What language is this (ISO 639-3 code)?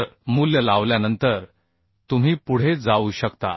mar